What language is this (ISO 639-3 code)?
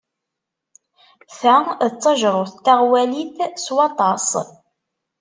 kab